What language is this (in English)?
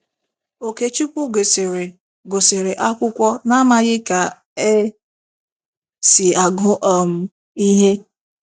Igbo